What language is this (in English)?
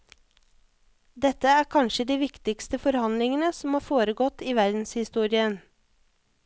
Norwegian